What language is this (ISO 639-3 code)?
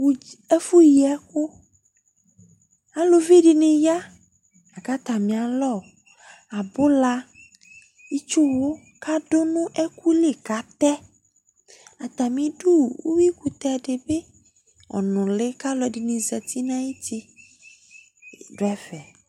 kpo